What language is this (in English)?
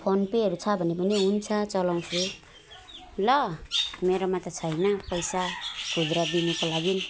Nepali